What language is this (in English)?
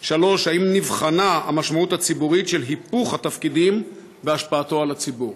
Hebrew